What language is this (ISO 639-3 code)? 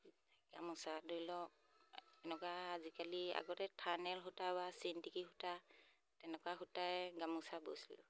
asm